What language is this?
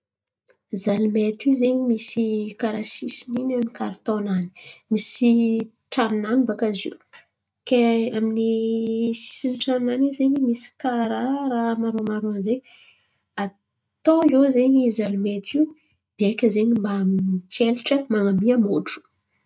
Antankarana Malagasy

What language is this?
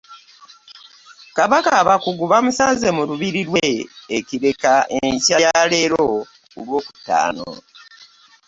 Ganda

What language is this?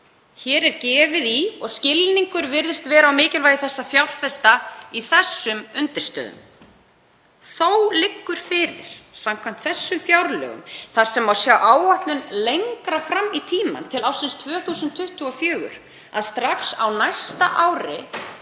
Icelandic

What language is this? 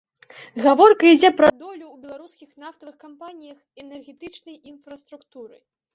Belarusian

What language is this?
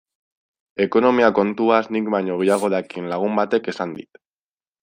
Basque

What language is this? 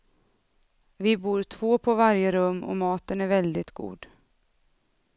Swedish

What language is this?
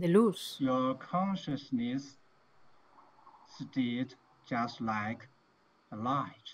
Spanish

